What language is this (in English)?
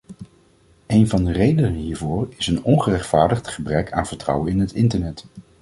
Dutch